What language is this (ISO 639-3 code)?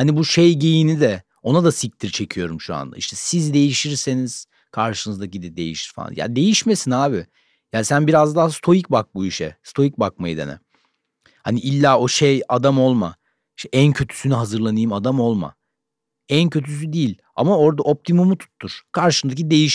tur